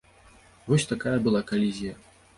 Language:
Belarusian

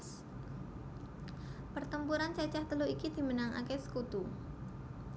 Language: Javanese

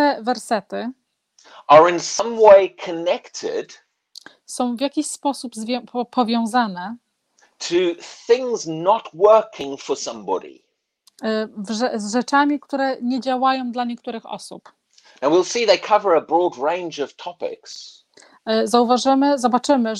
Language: Polish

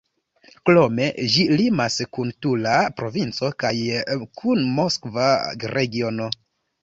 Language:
Esperanto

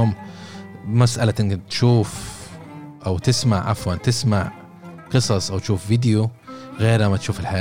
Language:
Arabic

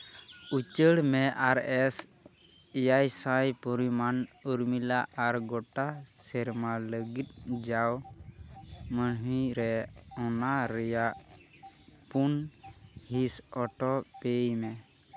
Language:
Santali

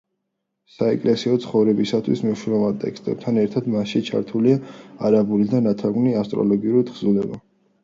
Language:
Georgian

